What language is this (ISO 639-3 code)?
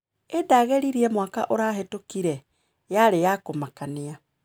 kik